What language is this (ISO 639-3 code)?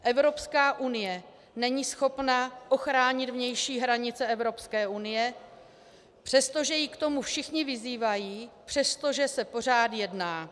ces